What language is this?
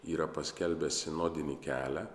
Lithuanian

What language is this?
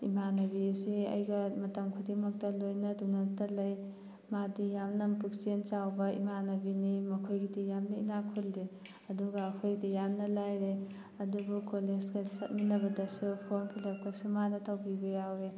Manipuri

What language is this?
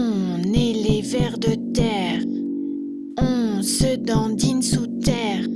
French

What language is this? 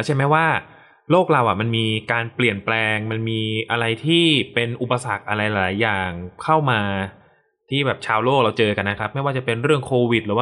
Thai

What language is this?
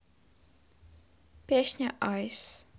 Russian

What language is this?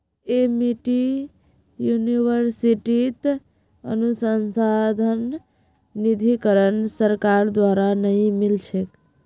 Magahi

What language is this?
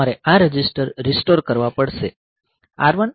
Gujarati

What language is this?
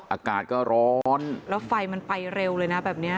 Thai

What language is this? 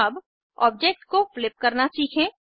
Hindi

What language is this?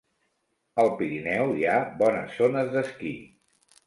Catalan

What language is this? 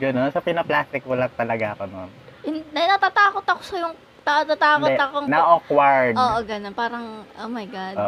Filipino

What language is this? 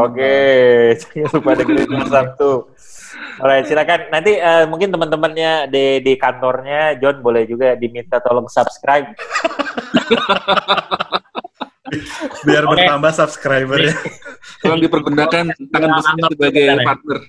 Indonesian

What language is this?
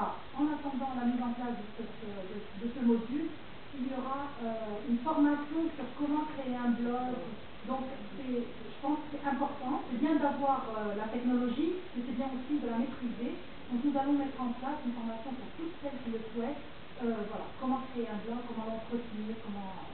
French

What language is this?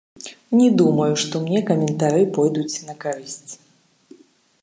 Belarusian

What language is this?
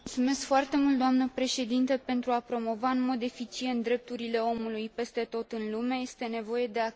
Romanian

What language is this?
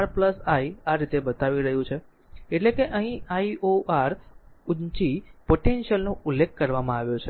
Gujarati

